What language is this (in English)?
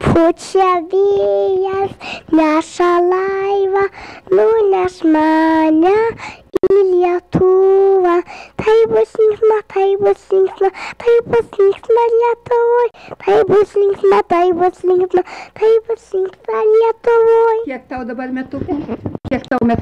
Romanian